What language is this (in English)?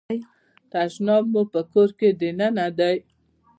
Pashto